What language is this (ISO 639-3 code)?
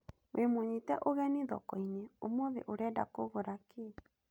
kik